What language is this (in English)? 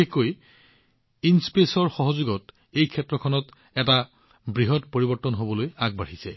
Assamese